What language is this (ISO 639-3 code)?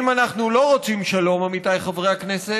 heb